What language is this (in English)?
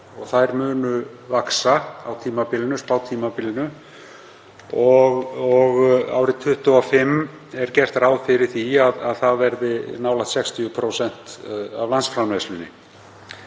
Icelandic